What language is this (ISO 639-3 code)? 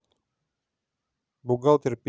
rus